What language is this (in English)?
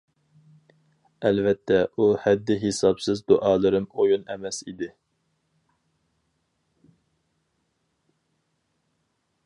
Uyghur